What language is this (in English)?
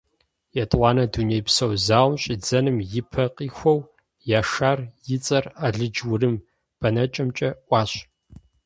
Kabardian